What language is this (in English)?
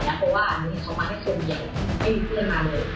Thai